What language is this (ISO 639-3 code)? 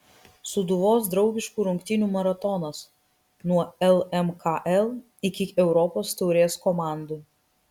lit